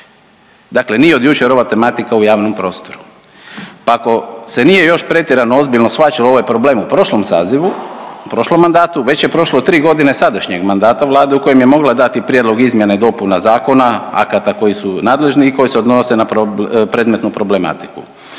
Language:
Croatian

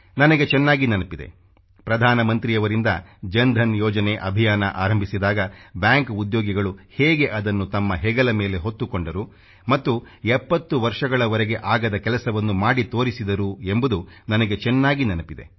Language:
Kannada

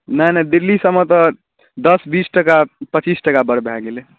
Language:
Maithili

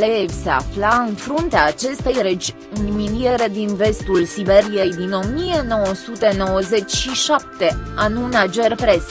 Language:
Romanian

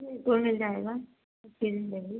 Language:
Urdu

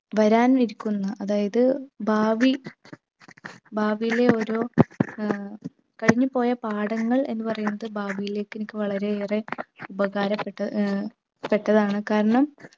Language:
Malayalam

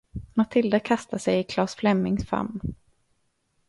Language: Swedish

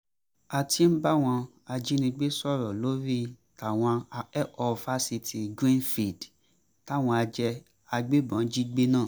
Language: Yoruba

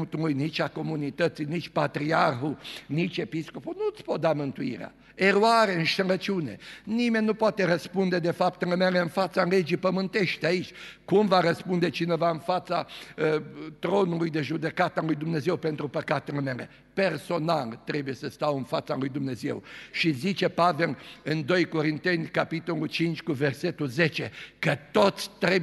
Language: Romanian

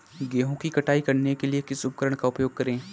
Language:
Hindi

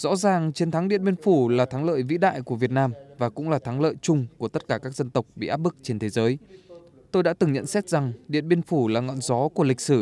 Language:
Vietnamese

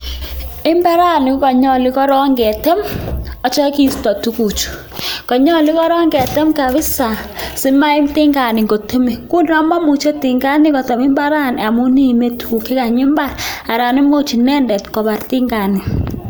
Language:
Kalenjin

